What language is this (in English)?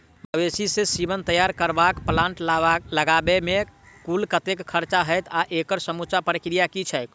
Maithili